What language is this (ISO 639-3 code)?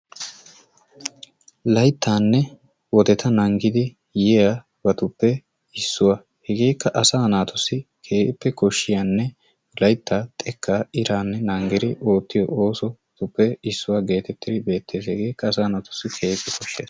wal